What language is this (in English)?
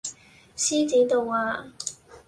Cantonese